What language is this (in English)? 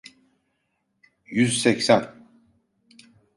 Turkish